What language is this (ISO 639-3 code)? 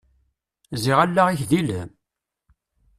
kab